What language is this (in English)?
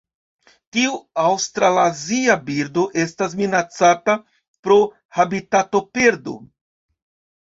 Esperanto